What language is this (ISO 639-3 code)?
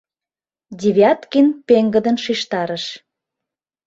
chm